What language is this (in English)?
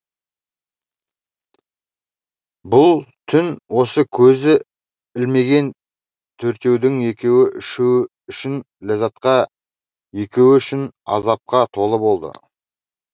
Kazakh